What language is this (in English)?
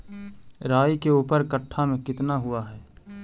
Magahi